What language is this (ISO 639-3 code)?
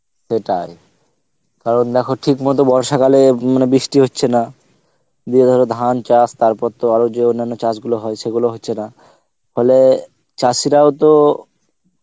ben